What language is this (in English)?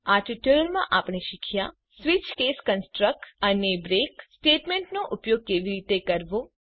Gujarati